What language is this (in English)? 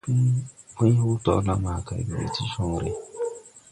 Tupuri